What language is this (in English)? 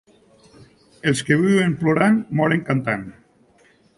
Catalan